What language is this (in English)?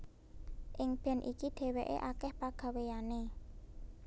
Javanese